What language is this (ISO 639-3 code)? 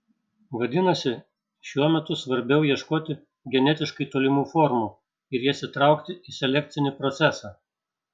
lit